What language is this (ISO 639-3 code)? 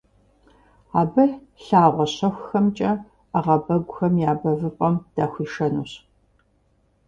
kbd